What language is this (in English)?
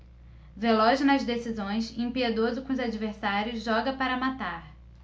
Portuguese